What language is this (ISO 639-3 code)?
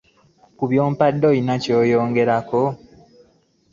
lug